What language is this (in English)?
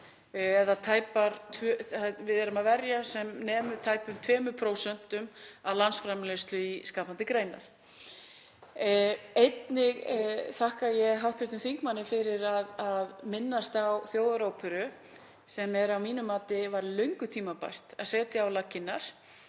Icelandic